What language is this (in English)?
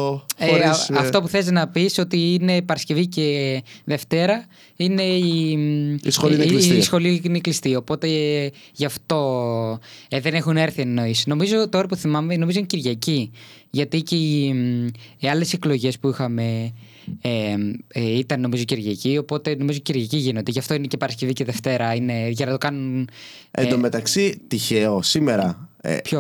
Greek